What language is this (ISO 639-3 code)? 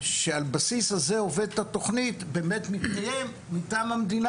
heb